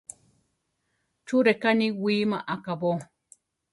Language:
Central Tarahumara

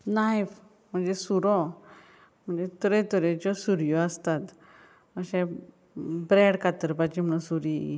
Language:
Konkani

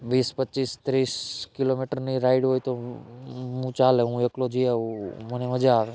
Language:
Gujarati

